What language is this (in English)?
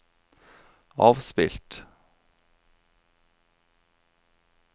Norwegian